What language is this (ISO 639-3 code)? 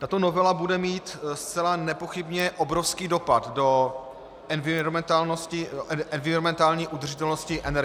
ces